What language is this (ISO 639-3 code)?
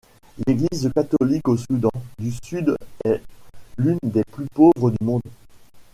fra